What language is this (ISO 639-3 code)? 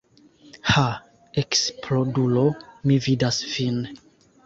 epo